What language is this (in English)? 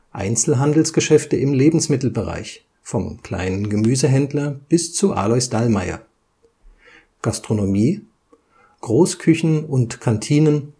German